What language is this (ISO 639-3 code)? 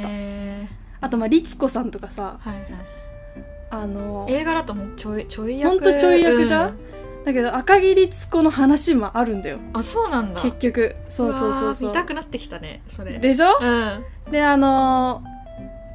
jpn